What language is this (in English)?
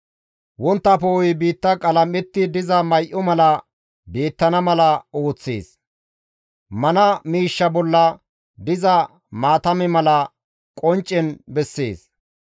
Gamo